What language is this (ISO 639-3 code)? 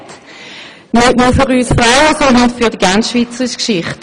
gsw